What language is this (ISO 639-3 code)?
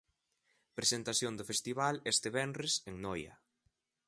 glg